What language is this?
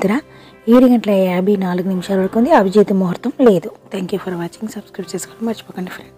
Arabic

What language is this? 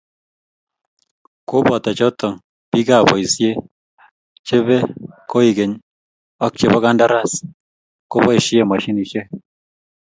Kalenjin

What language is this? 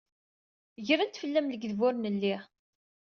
Kabyle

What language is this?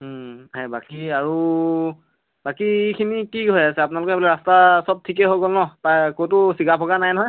Assamese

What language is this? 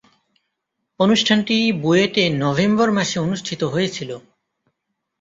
Bangla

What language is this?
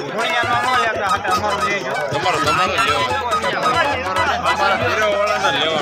Korean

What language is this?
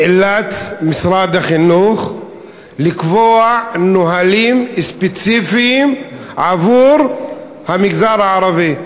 Hebrew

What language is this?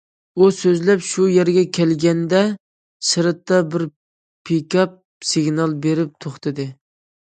Uyghur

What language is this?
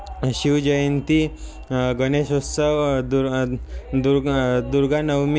Marathi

